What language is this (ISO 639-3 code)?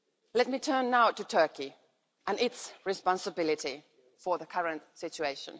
eng